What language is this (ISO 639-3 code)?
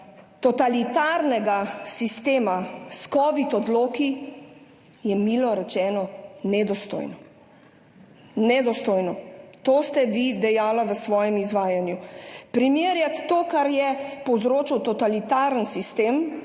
slv